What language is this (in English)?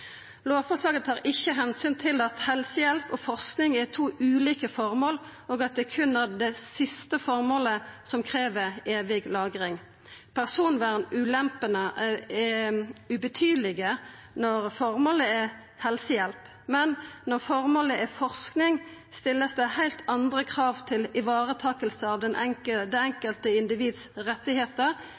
Norwegian Nynorsk